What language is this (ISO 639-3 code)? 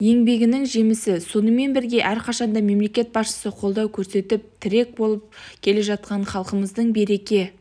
kaz